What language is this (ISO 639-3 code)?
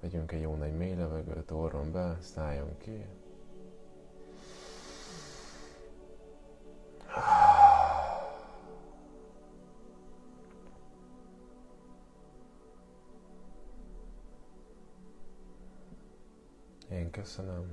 hun